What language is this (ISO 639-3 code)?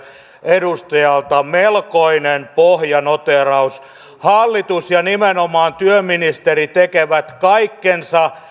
fin